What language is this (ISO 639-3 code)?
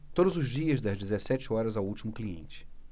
por